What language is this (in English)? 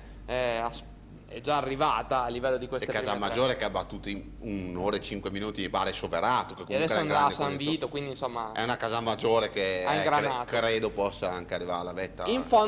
Italian